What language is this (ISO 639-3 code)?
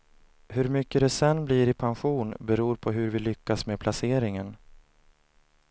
swe